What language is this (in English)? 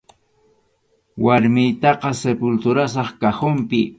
Arequipa-La Unión Quechua